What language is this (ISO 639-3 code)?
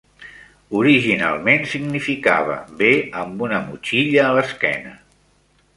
cat